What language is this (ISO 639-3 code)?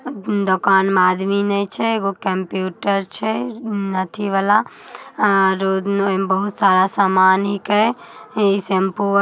mag